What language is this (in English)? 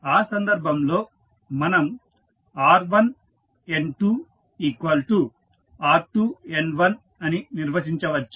Telugu